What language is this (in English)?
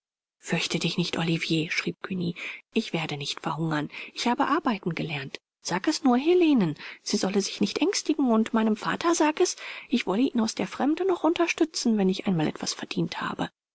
German